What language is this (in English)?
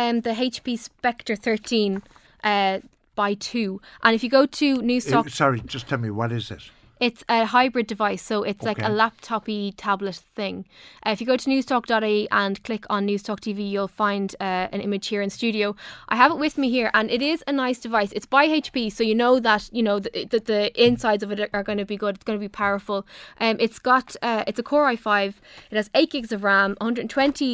English